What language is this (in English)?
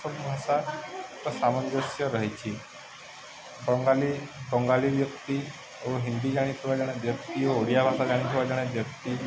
Odia